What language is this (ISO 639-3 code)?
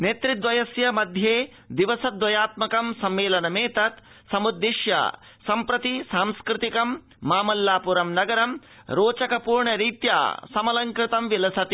san